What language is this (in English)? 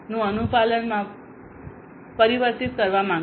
Gujarati